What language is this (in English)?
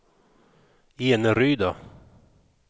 Swedish